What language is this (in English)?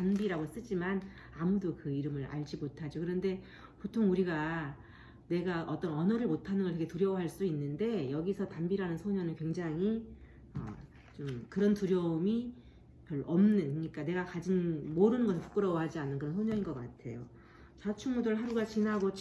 Korean